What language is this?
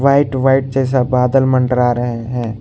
Hindi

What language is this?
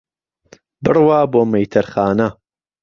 Central Kurdish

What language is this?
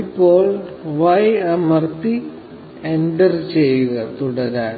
Malayalam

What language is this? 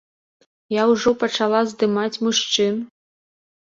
Belarusian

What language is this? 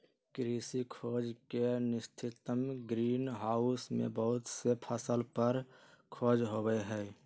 Magahi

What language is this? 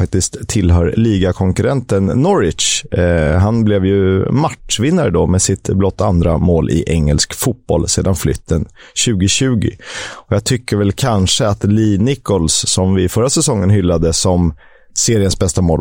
Swedish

